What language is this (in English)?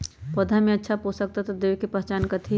Magahi